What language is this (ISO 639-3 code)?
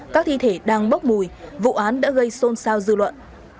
vie